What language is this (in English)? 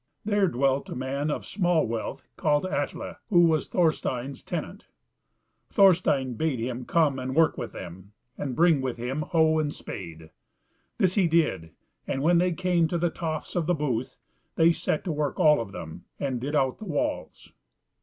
English